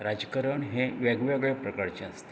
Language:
Konkani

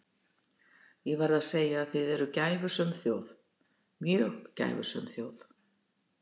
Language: Icelandic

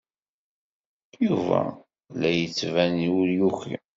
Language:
Kabyle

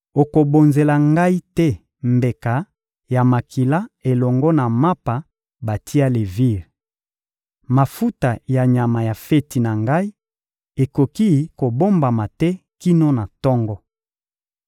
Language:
Lingala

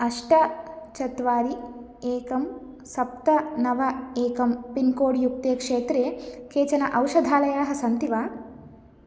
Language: Sanskrit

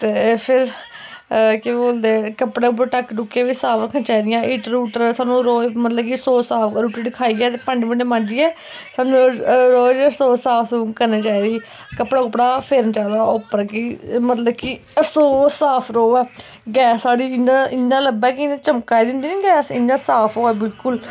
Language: Dogri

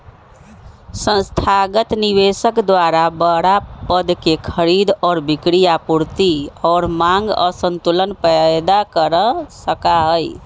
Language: Magahi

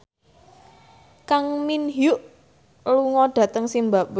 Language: Javanese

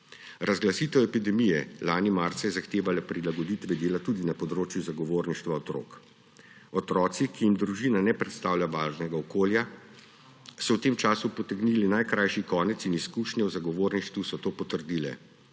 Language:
Slovenian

